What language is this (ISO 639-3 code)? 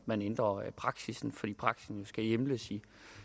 dan